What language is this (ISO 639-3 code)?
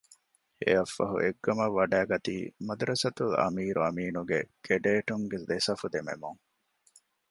div